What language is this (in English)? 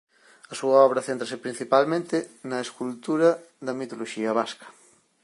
Galician